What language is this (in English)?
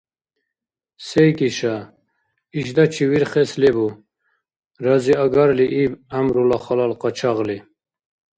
Dargwa